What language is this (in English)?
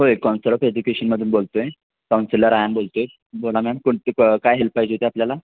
Marathi